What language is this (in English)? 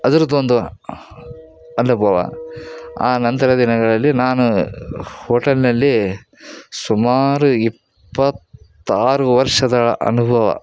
Kannada